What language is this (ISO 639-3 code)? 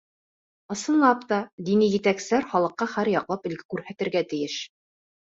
bak